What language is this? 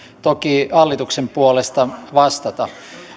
Finnish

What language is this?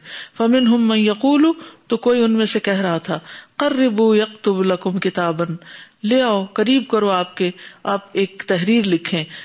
Urdu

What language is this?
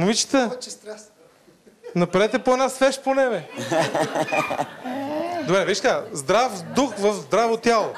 Bulgarian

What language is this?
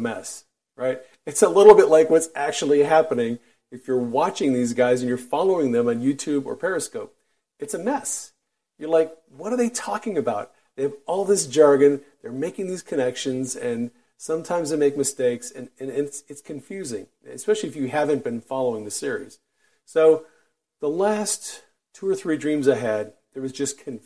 English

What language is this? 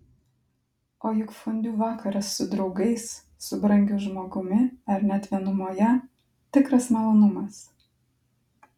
Lithuanian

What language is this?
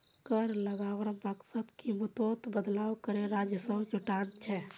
Magahi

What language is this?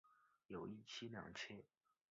Chinese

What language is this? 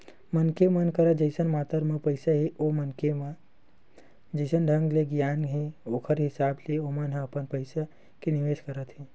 Chhattisgarhi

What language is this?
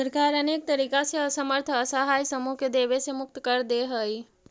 Magahi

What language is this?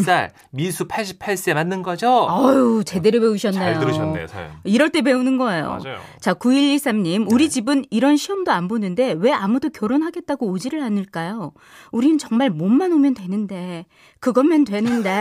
Korean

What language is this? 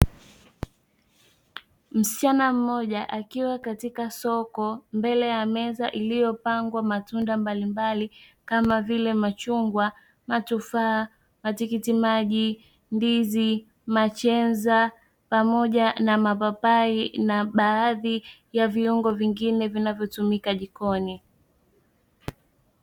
Swahili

